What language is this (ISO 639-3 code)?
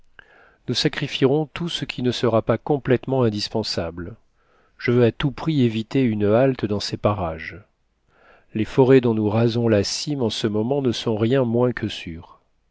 fra